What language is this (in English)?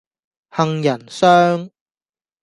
Cantonese